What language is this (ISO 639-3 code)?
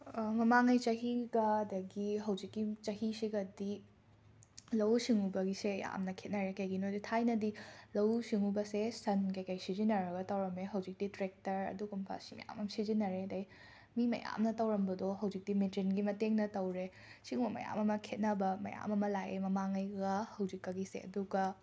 mni